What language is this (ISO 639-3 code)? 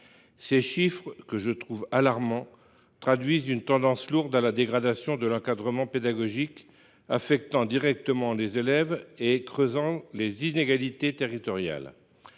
fra